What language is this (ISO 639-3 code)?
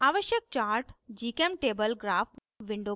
hin